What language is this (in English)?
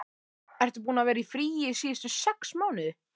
Icelandic